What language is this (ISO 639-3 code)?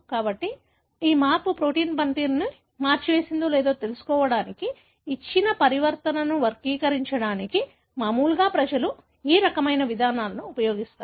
tel